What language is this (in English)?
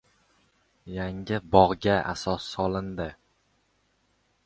Uzbek